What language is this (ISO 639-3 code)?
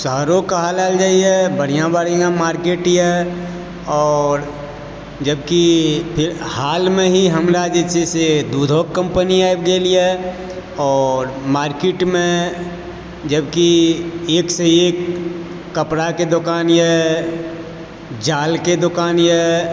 mai